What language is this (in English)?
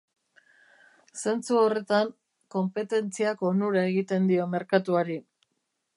Basque